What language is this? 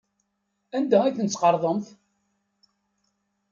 Kabyle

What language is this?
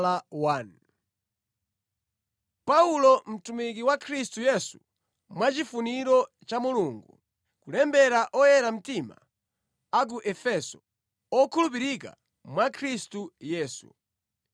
Nyanja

